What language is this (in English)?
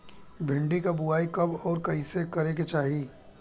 Bhojpuri